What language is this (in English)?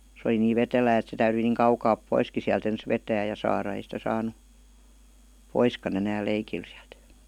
Finnish